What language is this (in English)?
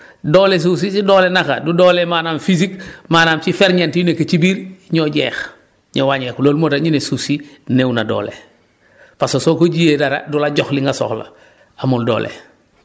Wolof